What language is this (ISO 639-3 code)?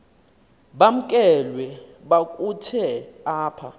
xho